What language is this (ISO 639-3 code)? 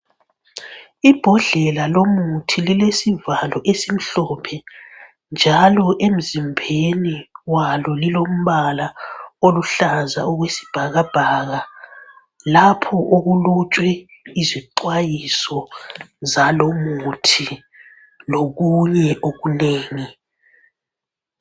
nde